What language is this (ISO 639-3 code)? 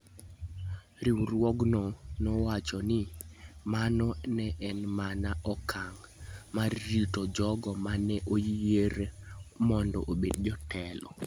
luo